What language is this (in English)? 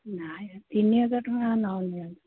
Odia